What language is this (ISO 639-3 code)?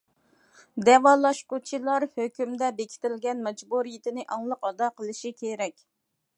uig